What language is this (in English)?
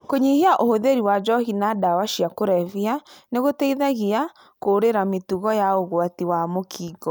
Kikuyu